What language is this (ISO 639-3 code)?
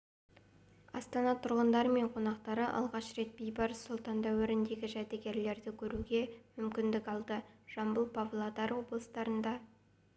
kaz